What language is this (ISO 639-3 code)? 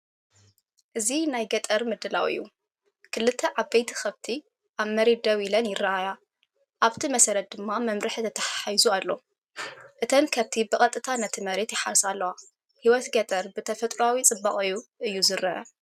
tir